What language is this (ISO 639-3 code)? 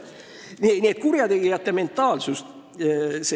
est